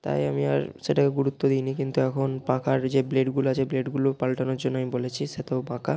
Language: Bangla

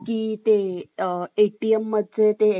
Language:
Marathi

